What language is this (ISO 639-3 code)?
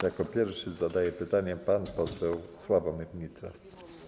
pol